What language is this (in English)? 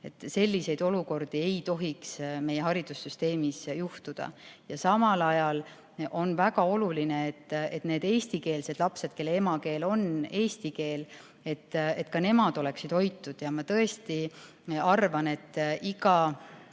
Estonian